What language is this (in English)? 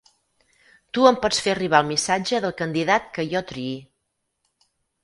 Catalan